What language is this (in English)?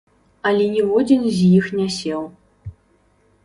Belarusian